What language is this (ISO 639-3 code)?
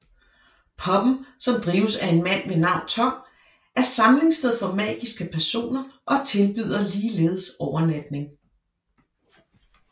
dan